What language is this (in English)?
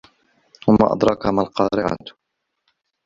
Arabic